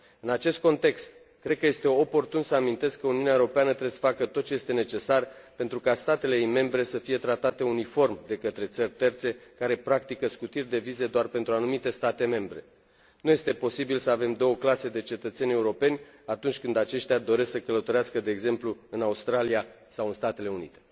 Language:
Romanian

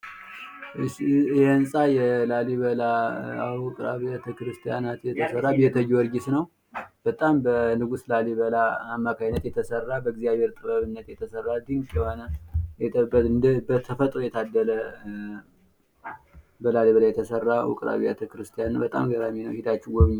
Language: Amharic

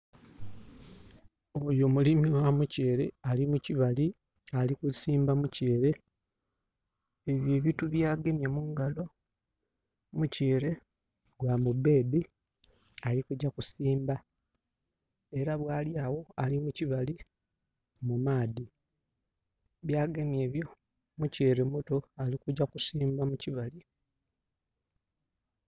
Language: Soga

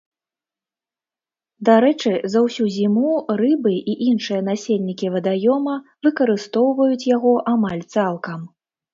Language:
Belarusian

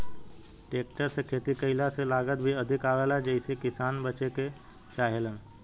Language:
Bhojpuri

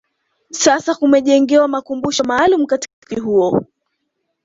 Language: Swahili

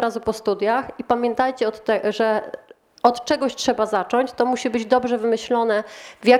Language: Polish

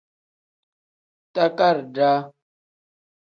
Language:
Tem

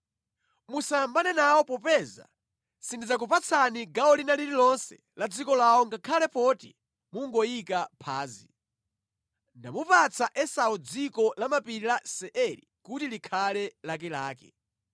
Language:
Nyanja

